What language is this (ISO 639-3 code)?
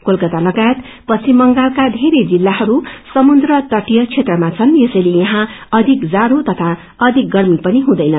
nep